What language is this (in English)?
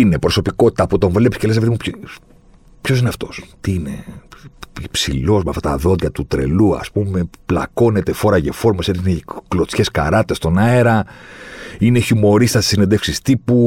Greek